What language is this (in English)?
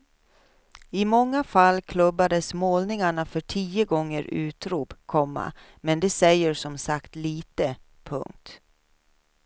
Swedish